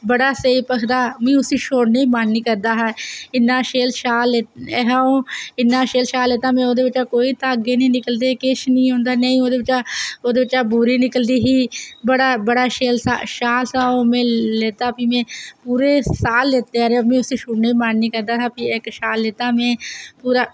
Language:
Dogri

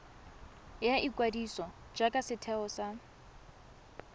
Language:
Tswana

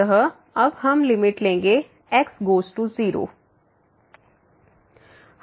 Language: Hindi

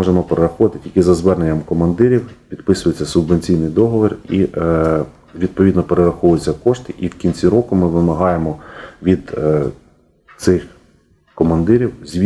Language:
Ukrainian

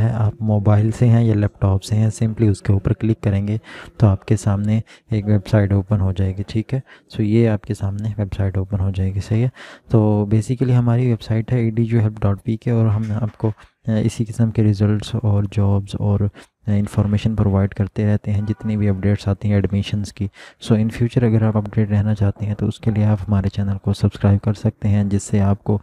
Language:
Hindi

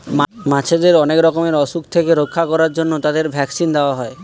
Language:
Bangla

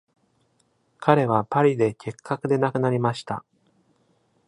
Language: Japanese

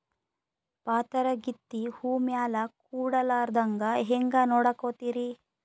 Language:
Kannada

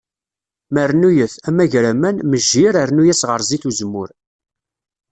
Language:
Kabyle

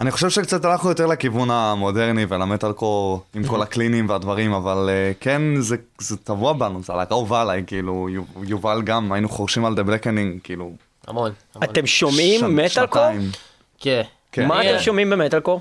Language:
Hebrew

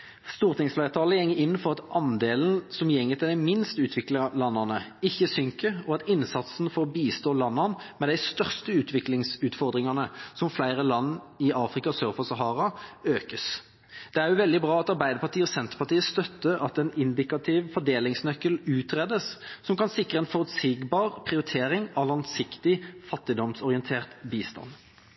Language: Norwegian Bokmål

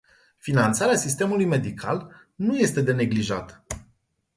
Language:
Romanian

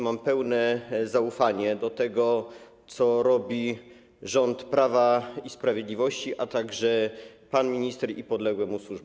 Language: Polish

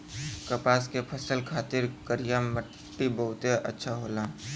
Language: Bhojpuri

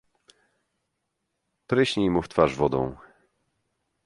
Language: Polish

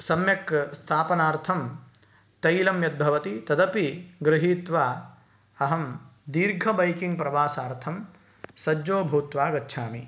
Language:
Sanskrit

